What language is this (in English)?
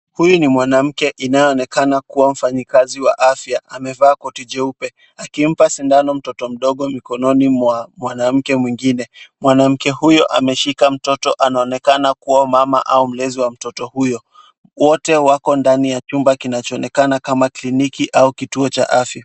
Swahili